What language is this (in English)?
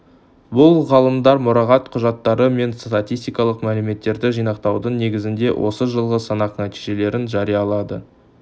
Kazakh